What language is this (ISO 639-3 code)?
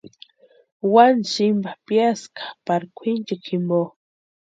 pua